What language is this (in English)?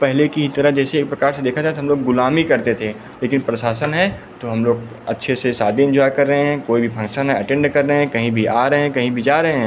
Hindi